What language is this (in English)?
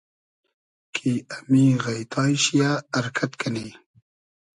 Hazaragi